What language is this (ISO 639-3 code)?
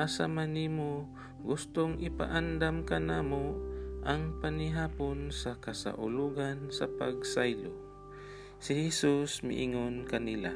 fil